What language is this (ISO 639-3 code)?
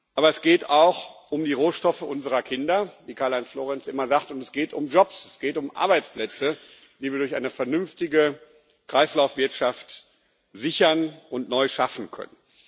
deu